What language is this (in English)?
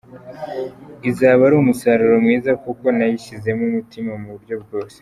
Kinyarwanda